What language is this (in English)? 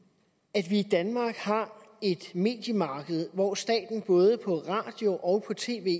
Danish